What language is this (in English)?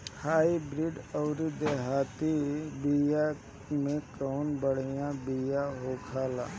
Bhojpuri